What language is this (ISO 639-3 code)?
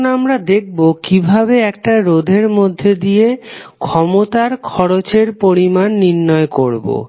ben